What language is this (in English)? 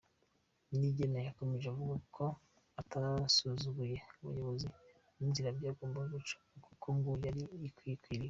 Kinyarwanda